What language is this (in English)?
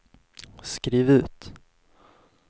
Swedish